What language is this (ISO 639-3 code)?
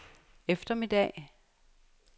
dan